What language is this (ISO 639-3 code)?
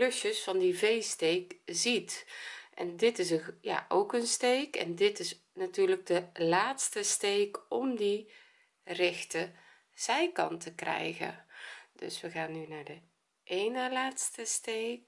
nld